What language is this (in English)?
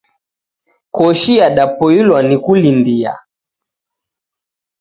Taita